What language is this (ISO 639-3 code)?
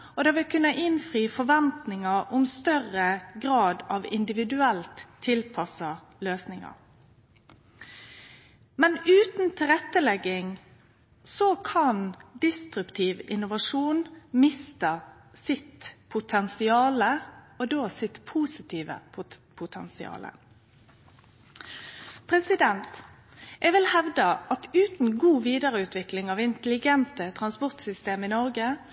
nno